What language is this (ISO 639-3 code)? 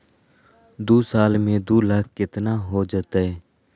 mag